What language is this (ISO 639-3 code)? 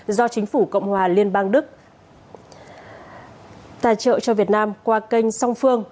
vie